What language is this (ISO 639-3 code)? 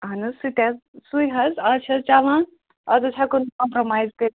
kas